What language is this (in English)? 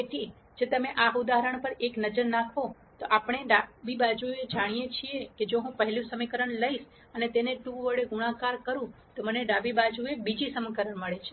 Gujarati